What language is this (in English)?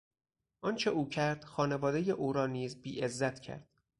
Persian